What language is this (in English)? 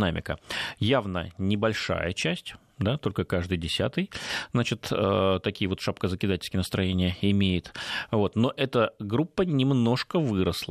Russian